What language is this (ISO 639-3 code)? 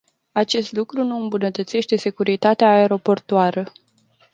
ron